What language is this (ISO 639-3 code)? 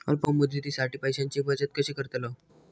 mar